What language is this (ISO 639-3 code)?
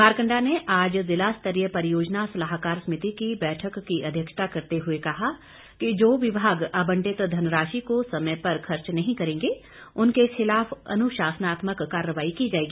hin